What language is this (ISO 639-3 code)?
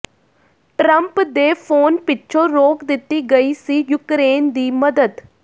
pan